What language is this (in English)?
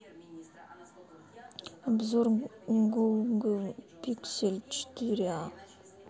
Russian